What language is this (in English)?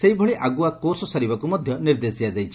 Odia